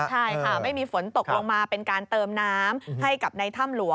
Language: Thai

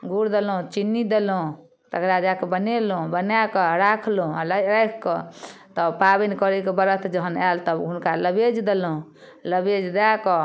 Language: Maithili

